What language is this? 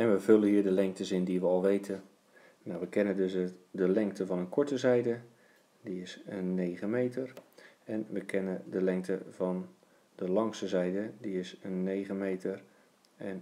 Dutch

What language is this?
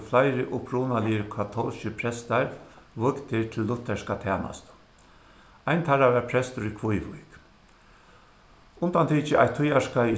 Faroese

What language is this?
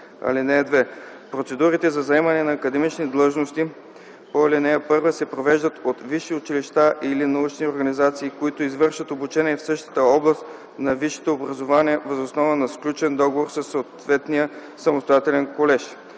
Bulgarian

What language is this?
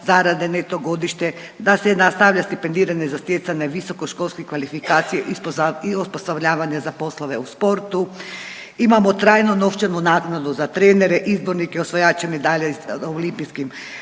Croatian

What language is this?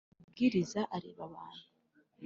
Kinyarwanda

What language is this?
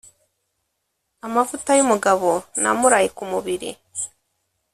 Kinyarwanda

